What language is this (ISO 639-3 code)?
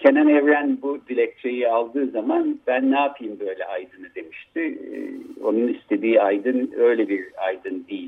tur